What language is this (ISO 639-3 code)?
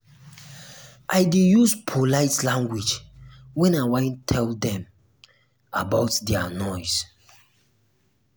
pcm